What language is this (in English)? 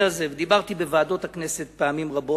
Hebrew